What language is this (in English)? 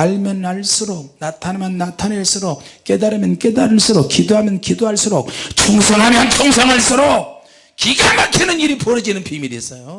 Korean